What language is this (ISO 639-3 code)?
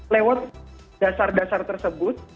ind